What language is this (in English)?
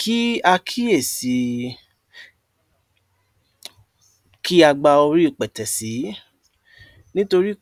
Yoruba